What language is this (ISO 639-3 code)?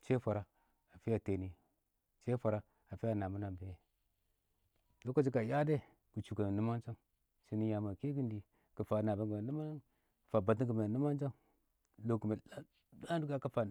awo